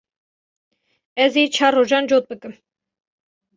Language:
Kurdish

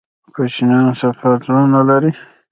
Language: Pashto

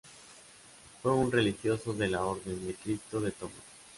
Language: Spanish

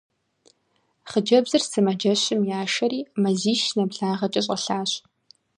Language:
Kabardian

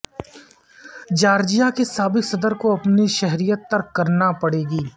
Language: Urdu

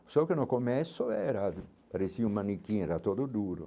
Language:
Portuguese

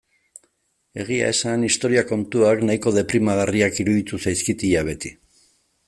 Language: Basque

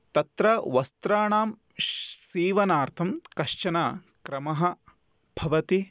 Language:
Sanskrit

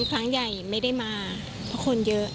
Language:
Thai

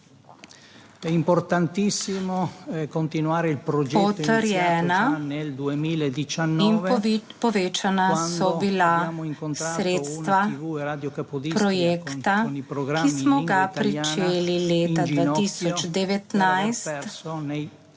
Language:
Slovenian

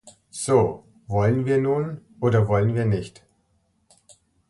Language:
German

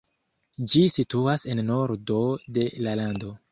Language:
Esperanto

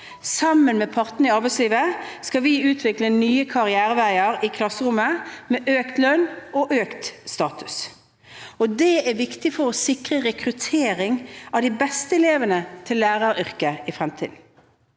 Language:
Norwegian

